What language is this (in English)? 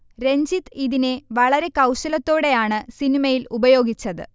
Malayalam